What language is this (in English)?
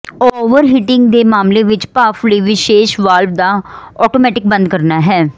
Punjabi